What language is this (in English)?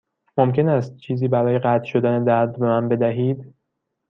Persian